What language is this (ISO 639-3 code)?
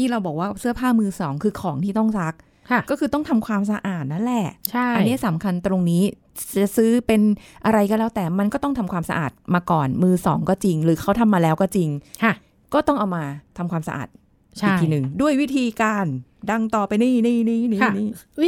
tha